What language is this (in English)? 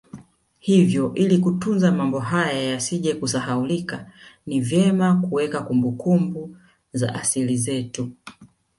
Swahili